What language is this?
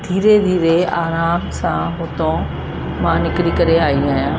Sindhi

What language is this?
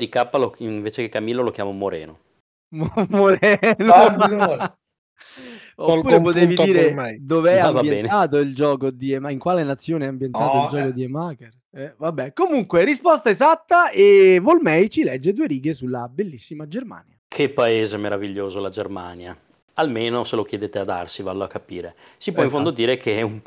Italian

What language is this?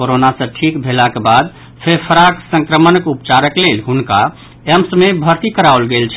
Maithili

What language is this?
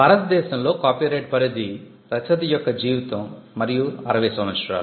Telugu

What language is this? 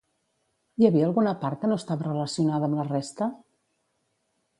Catalan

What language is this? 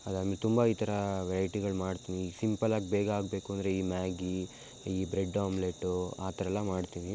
Kannada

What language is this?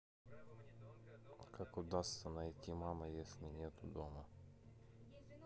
Russian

